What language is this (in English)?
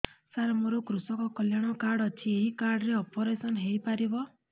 Odia